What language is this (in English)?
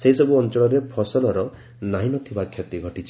Odia